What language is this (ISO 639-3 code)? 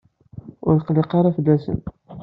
kab